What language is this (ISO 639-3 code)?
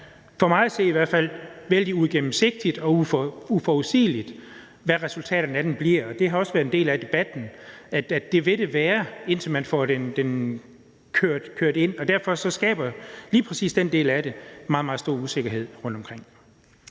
dan